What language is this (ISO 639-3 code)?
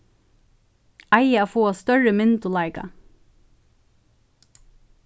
fao